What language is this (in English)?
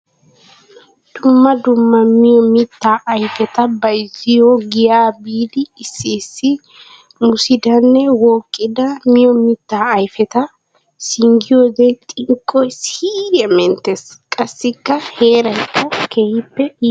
Wolaytta